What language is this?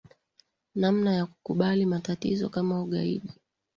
Swahili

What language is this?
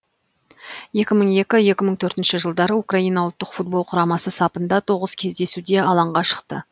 Kazakh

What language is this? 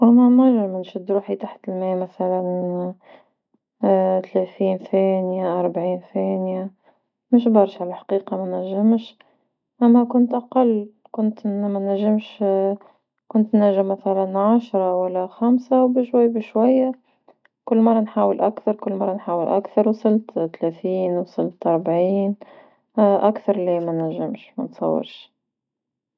Tunisian Arabic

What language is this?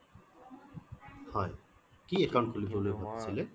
Assamese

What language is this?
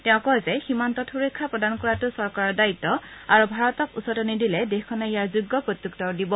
Assamese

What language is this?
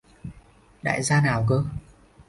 Vietnamese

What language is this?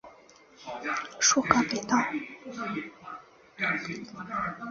Chinese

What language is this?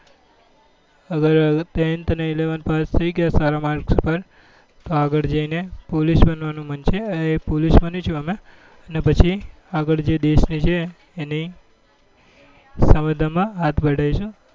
Gujarati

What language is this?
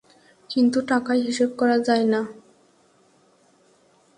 Bangla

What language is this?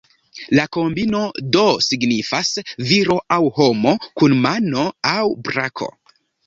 Esperanto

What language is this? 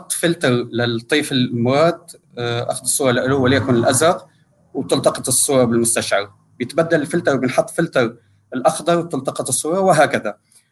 Arabic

